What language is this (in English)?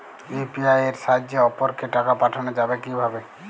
Bangla